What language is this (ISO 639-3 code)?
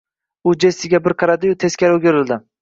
uzb